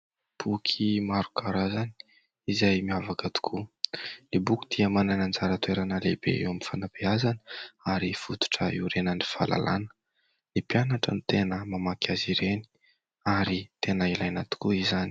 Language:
Malagasy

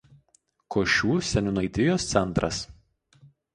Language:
Lithuanian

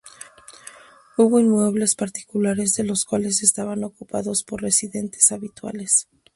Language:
Spanish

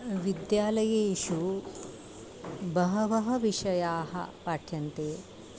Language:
Sanskrit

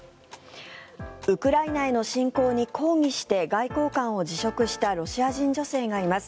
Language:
Japanese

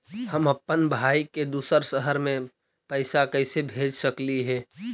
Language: Magahi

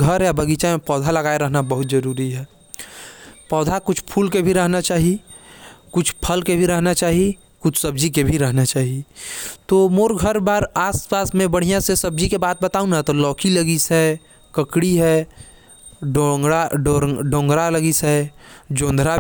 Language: Korwa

